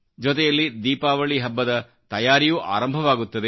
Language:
Kannada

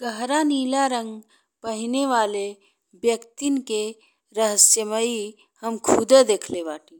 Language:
Bhojpuri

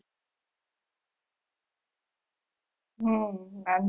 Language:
Gujarati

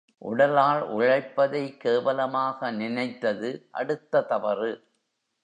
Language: Tamil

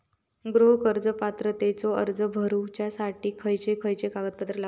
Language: Marathi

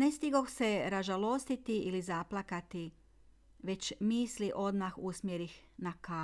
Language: Croatian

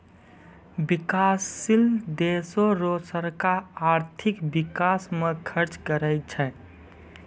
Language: Maithili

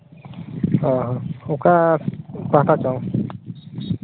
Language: Santali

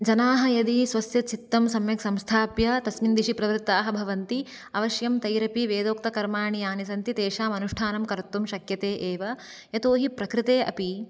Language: Sanskrit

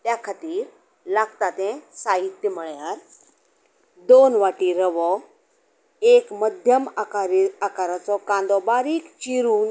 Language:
Konkani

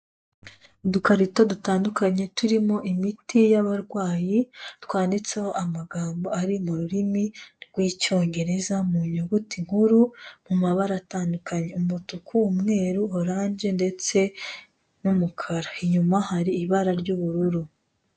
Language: Kinyarwanda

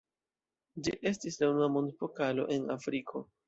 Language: Esperanto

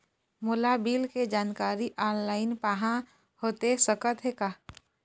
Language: Chhattisgarhi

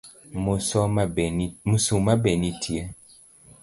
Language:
Luo (Kenya and Tanzania)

